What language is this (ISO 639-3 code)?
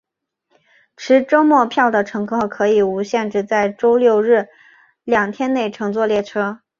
zho